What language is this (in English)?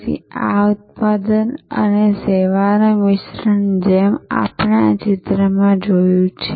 Gujarati